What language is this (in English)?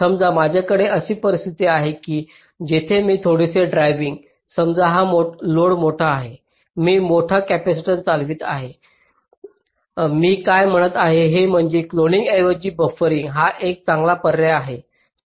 Marathi